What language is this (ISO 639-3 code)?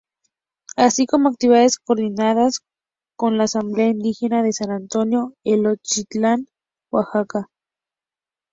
spa